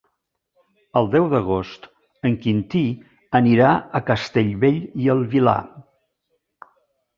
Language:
Catalan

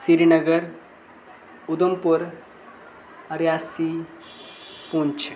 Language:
Dogri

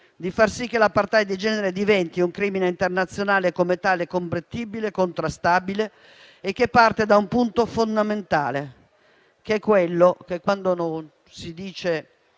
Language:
Italian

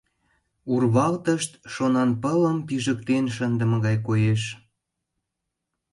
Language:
Mari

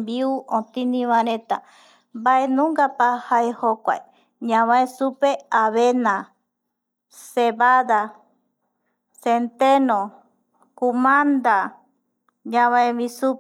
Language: Eastern Bolivian Guaraní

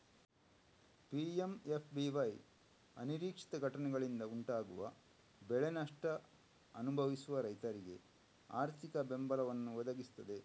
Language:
Kannada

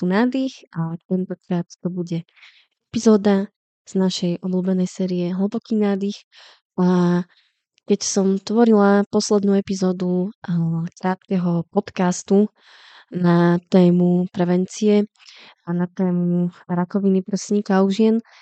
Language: Slovak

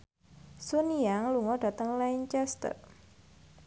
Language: Javanese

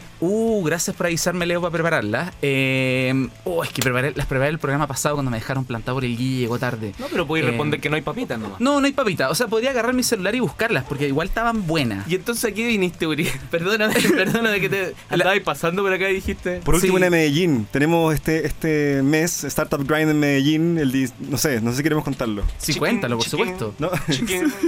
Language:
Spanish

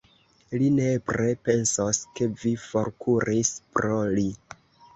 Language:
Esperanto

